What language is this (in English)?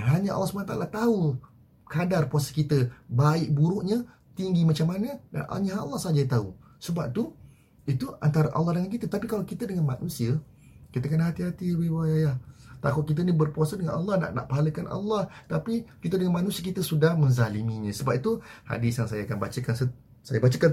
Malay